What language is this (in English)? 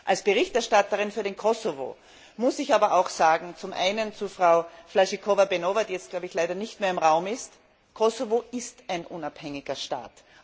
German